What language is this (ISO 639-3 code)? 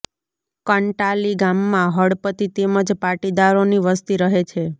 guj